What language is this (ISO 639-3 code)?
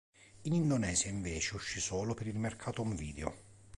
ita